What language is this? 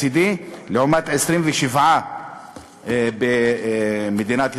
Hebrew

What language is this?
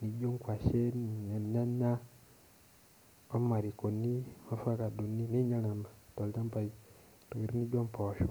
Masai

